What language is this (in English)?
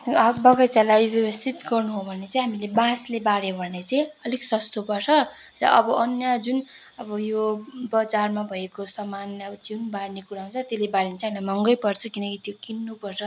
Nepali